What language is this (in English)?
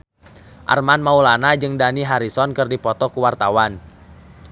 Sundanese